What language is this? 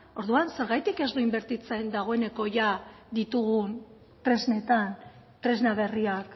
Basque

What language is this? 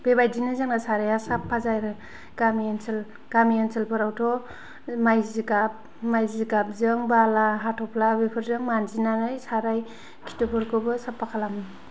Bodo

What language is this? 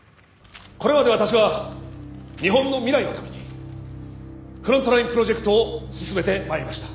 Japanese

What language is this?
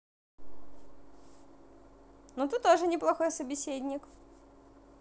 Russian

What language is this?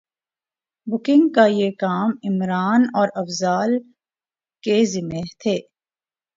Urdu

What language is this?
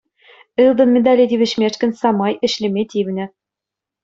Chuvash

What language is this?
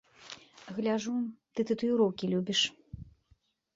Belarusian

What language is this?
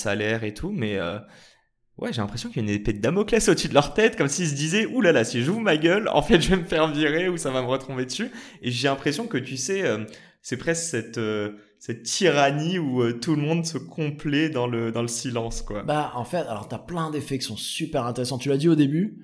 French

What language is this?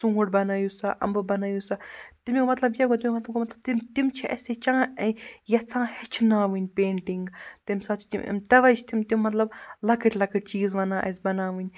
Kashmiri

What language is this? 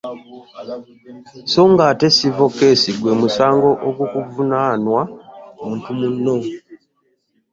Ganda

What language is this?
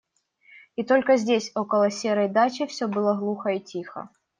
Russian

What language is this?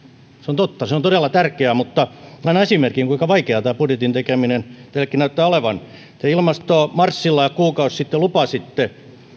Finnish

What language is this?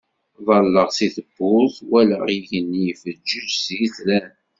Kabyle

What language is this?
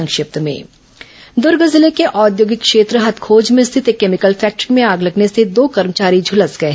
Hindi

